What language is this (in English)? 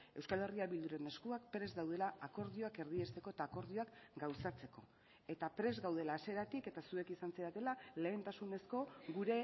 Basque